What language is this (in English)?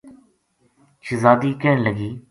Gujari